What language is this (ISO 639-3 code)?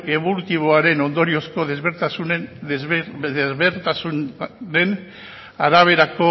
eus